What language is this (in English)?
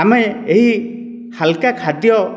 Odia